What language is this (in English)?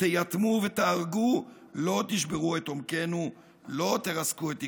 Hebrew